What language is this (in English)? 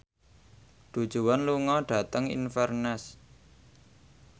Javanese